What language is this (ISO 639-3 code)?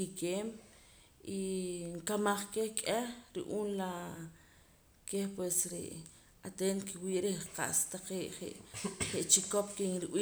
poc